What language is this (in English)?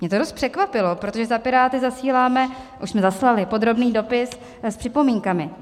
Czech